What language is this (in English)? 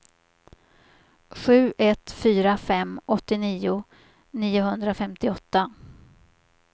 Swedish